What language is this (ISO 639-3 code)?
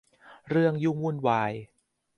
tha